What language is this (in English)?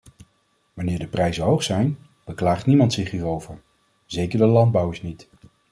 Dutch